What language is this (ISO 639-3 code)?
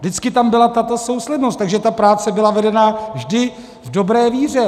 ces